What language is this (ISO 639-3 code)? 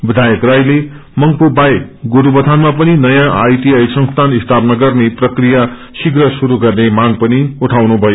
nep